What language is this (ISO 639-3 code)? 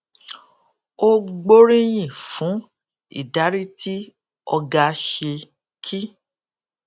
yor